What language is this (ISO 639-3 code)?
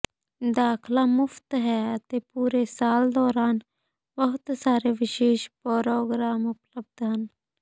pan